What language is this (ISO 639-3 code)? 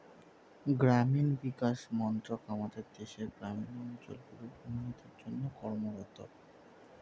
ben